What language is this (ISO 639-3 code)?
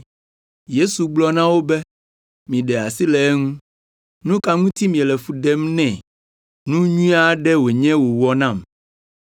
ewe